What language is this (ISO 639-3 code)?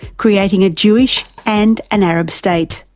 eng